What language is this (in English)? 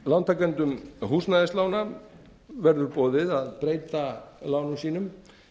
Icelandic